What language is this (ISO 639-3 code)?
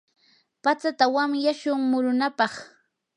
qur